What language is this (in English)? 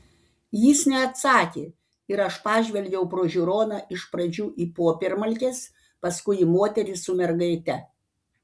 Lithuanian